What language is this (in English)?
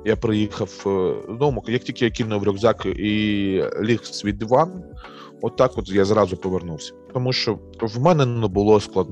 Ukrainian